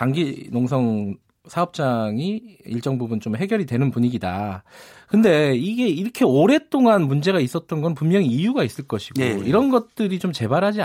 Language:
Korean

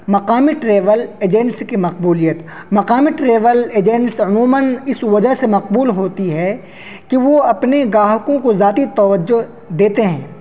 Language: Urdu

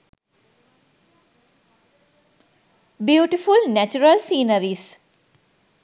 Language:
Sinhala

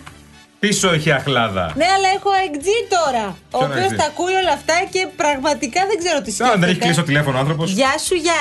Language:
Greek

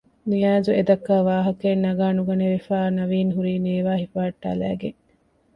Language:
Divehi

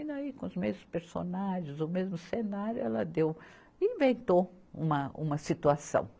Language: Portuguese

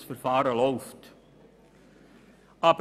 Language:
Swiss German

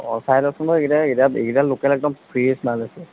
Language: Assamese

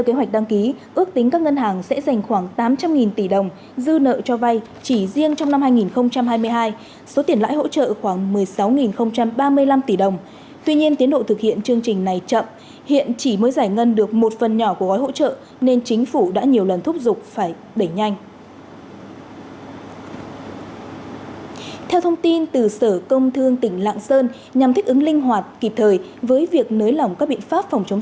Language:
Vietnamese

